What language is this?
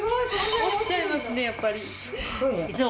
Japanese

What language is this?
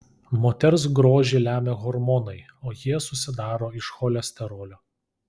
Lithuanian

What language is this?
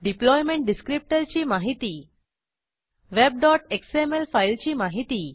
Marathi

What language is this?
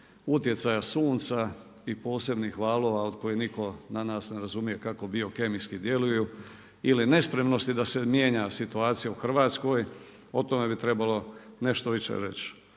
Croatian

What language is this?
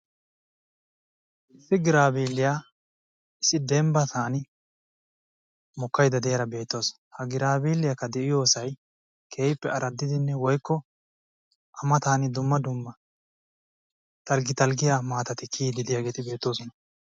Wolaytta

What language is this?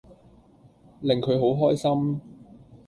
Cantonese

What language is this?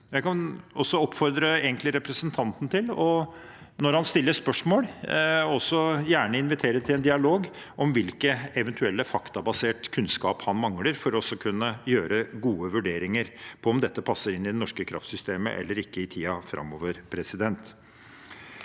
Norwegian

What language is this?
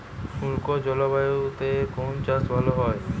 Bangla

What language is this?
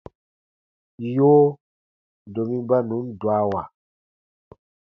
Baatonum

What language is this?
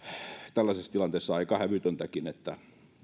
Finnish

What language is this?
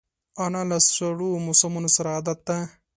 Pashto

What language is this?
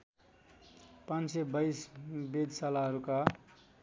Nepali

